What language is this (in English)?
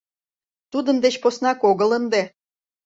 Mari